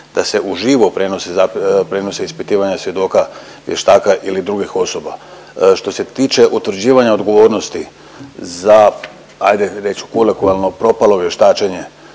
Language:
Croatian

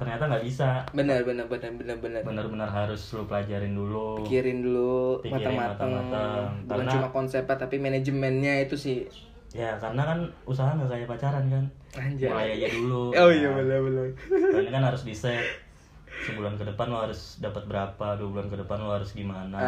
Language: Indonesian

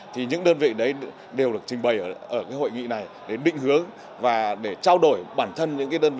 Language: Vietnamese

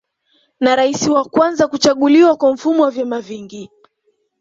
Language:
Swahili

